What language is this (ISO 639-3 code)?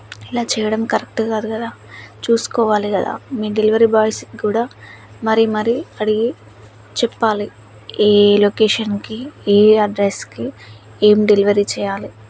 tel